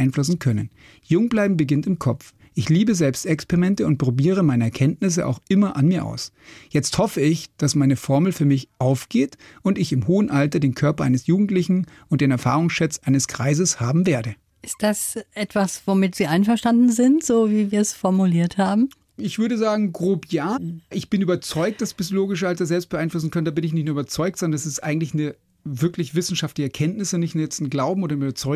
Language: German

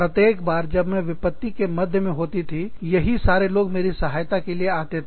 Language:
Hindi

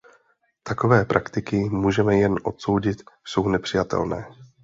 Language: Czech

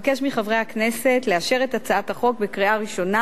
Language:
Hebrew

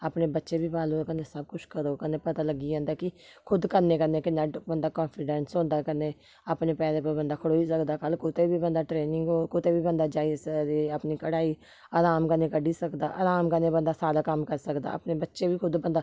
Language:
Dogri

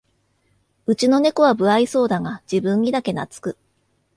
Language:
Japanese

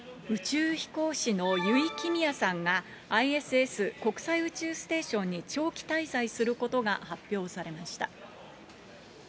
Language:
Japanese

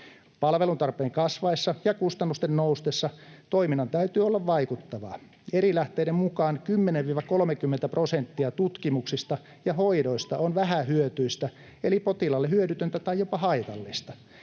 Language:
Finnish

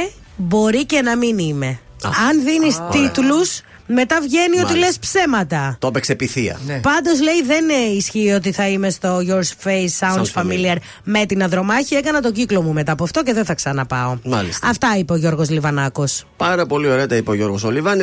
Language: Greek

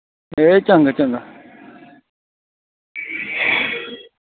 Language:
Dogri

